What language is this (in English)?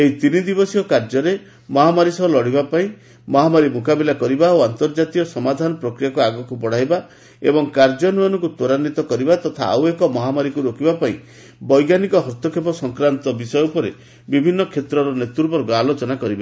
Odia